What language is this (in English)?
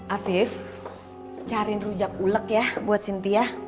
Indonesian